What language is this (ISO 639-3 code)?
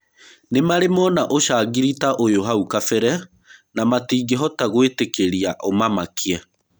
kik